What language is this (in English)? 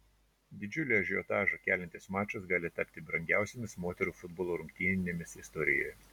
Lithuanian